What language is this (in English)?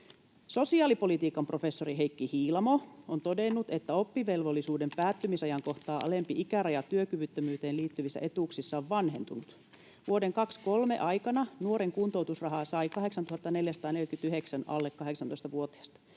Finnish